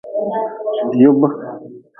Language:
Nawdm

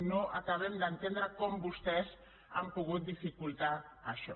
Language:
Catalan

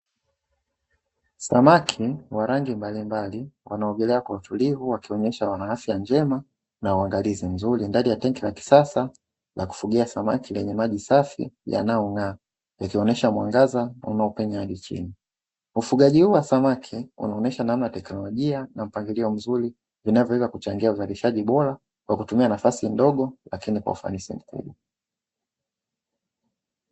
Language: Swahili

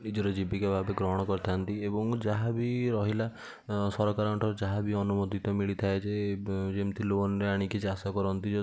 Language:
Odia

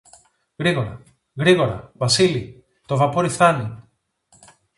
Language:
Greek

